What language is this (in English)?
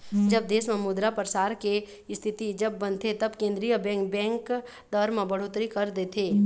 Chhattisgarhi